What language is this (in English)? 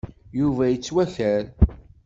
Kabyle